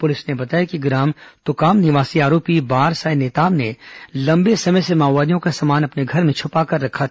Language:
Hindi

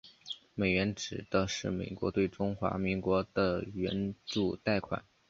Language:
Chinese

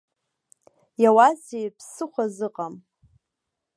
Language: Abkhazian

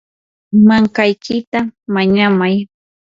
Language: Yanahuanca Pasco Quechua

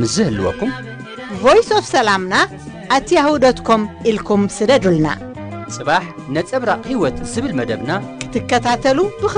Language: Arabic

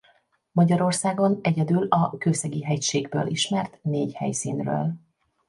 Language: Hungarian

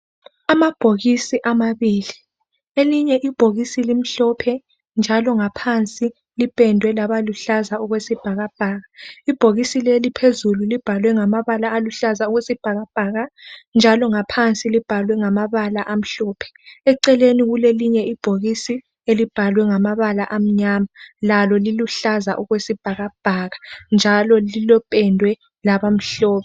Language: North Ndebele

